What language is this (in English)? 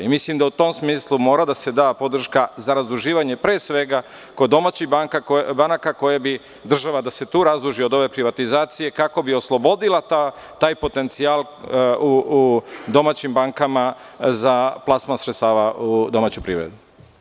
Serbian